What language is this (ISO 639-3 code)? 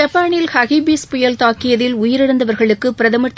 tam